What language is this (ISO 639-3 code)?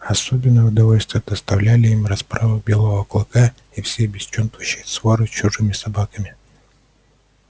rus